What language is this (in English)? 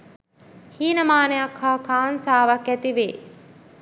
Sinhala